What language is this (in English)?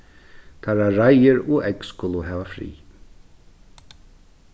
Faroese